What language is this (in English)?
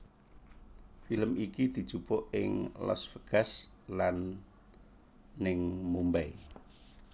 Javanese